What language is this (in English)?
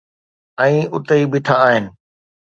Sindhi